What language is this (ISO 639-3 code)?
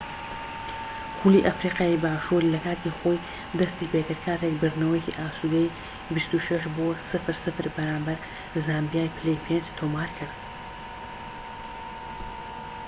ckb